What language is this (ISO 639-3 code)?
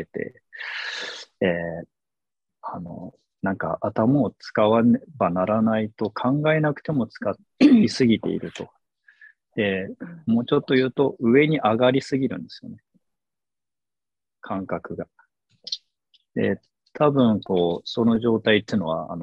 jpn